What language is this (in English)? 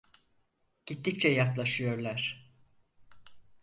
Turkish